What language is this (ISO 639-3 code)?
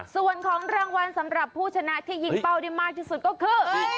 tha